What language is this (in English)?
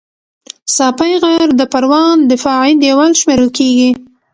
Pashto